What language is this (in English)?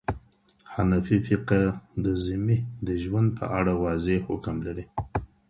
Pashto